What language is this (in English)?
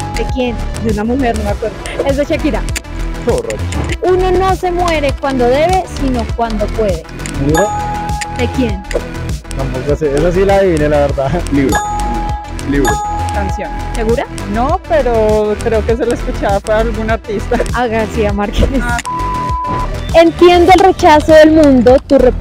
Spanish